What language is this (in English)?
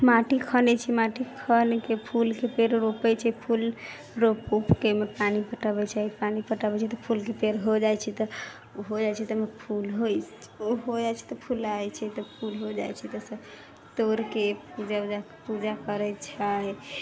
Maithili